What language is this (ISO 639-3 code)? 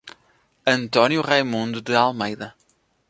por